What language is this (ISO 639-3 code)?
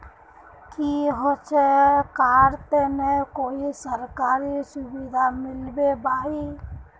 mag